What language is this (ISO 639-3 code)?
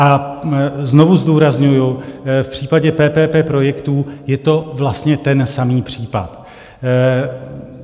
ces